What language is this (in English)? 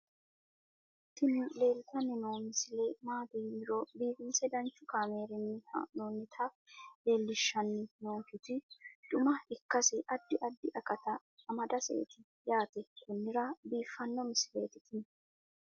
Sidamo